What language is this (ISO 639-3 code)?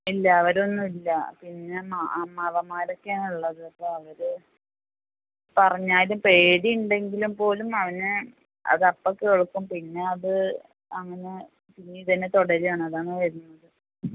mal